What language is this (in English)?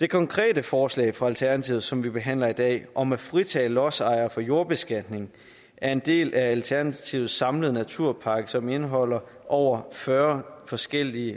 Danish